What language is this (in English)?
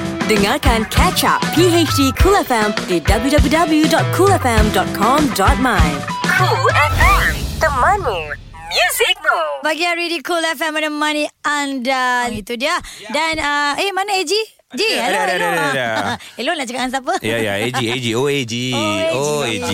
Malay